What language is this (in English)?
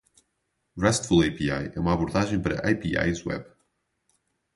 Portuguese